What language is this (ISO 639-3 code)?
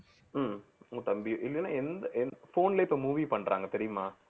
tam